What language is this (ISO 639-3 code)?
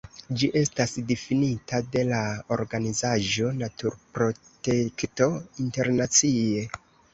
epo